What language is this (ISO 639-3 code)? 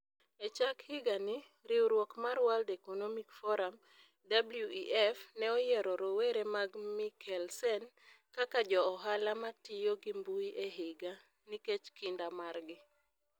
luo